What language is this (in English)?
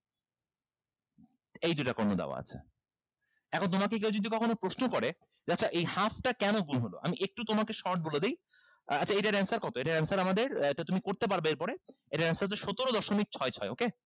Bangla